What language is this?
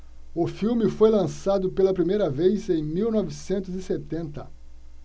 Portuguese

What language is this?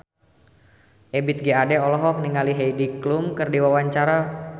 Sundanese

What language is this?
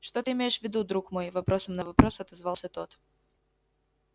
Russian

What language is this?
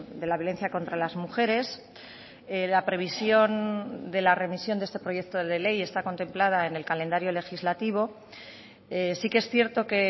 Spanish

